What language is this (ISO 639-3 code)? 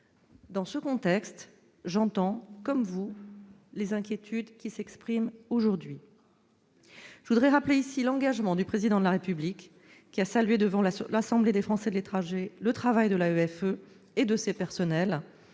fra